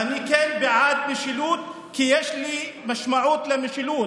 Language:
Hebrew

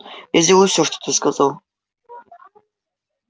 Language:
Russian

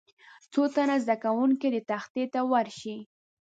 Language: Pashto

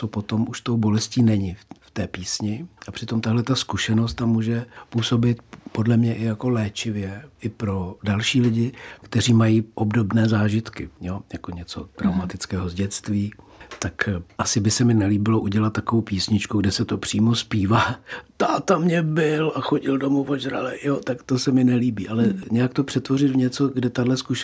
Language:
Czech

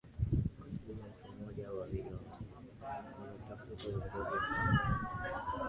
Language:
Swahili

